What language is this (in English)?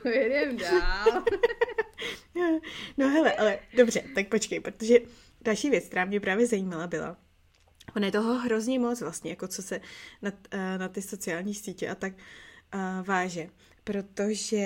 Czech